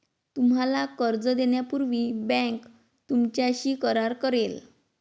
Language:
Marathi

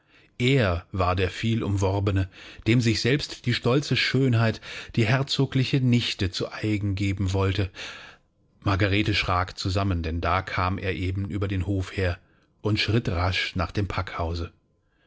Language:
German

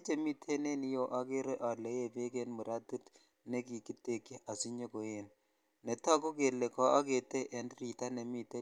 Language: Kalenjin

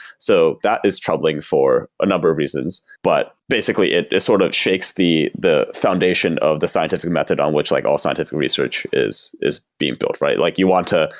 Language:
English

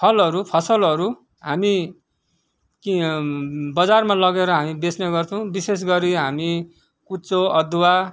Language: Nepali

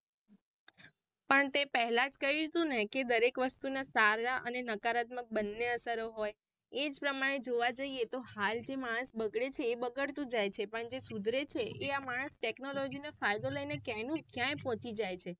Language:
Gujarati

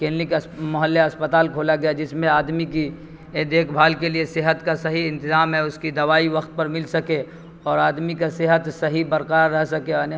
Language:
Urdu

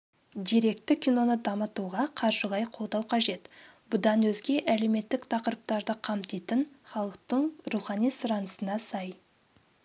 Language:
Kazakh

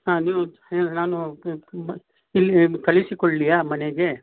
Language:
Kannada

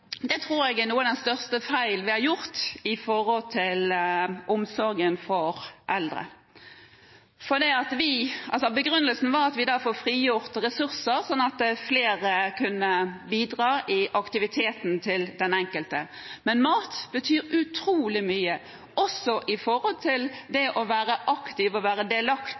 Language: Norwegian Nynorsk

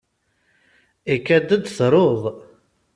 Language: Kabyle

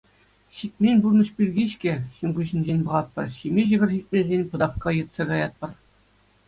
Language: Chuvash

